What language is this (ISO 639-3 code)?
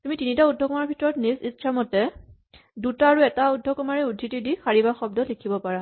asm